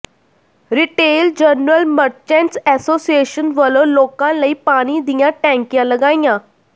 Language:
Punjabi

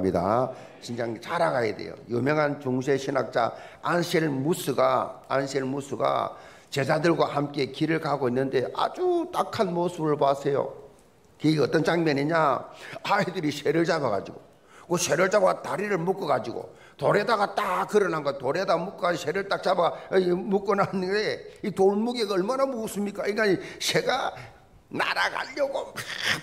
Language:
Korean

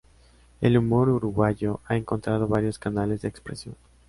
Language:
Spanish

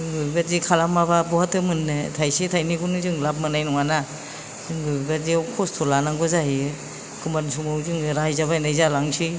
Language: Bodo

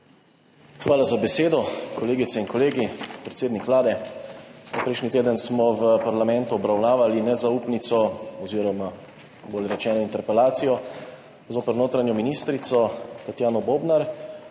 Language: Slovenian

